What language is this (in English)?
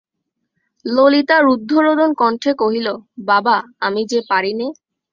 Bangla